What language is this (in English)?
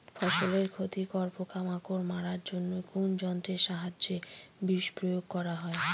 Bangla